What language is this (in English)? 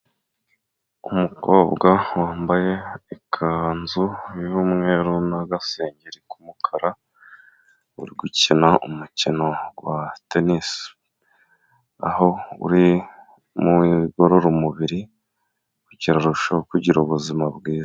Kinyarwanda